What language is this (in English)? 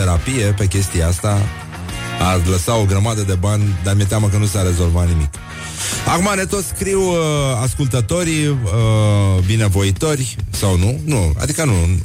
Romanian